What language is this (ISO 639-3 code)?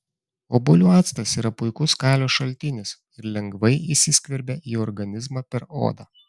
lit